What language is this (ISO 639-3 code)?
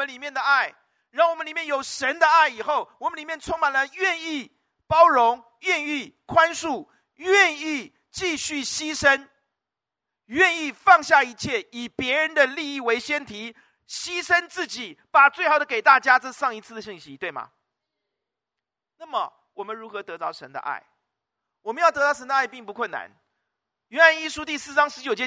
zho